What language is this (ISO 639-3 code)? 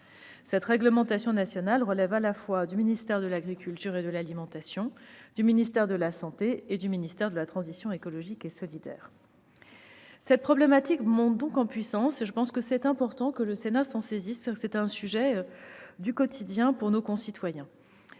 fra